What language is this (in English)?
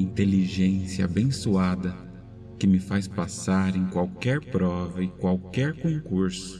Portuguese